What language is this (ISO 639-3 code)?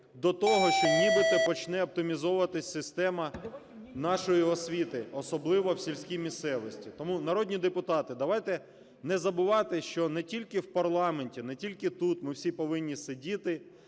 ukr